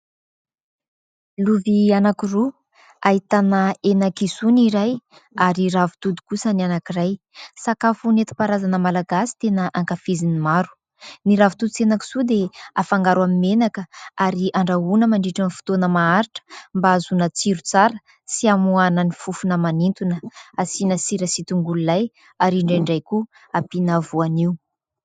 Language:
Malagasy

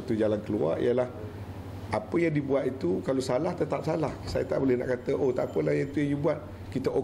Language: Malay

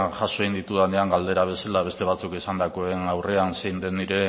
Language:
Basque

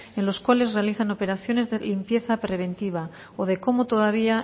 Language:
Spanish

